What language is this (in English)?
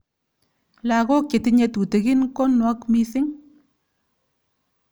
Kalenjin